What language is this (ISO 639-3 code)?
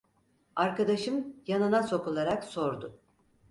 tur